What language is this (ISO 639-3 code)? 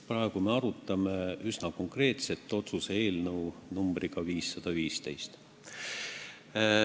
est